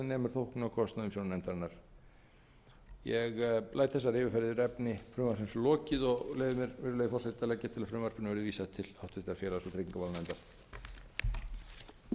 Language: Icelandic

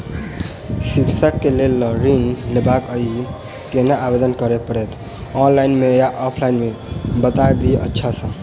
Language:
Maithili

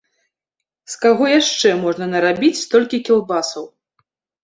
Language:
Belarusian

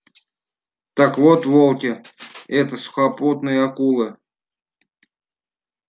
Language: Russian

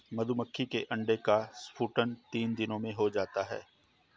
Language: Hindi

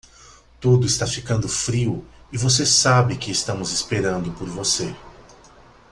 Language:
Portuguese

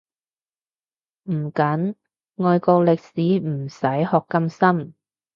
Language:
Cantonese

